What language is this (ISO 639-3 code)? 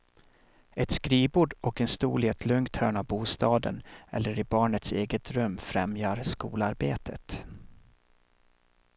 swe